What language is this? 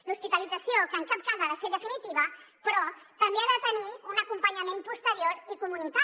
Catalan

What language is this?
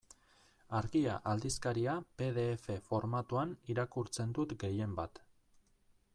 Basque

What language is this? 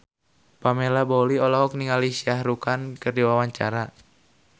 Sundanese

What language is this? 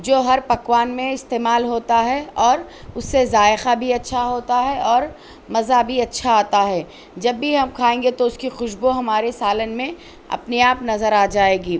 Urdu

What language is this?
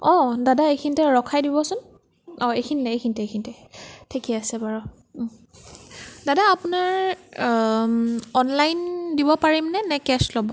Assamese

